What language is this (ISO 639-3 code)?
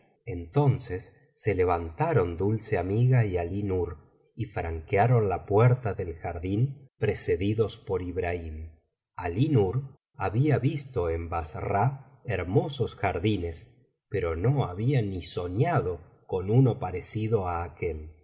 spa